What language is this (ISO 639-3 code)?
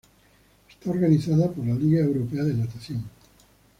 spa